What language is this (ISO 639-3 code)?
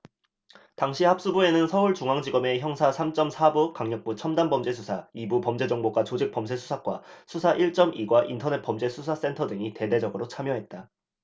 kor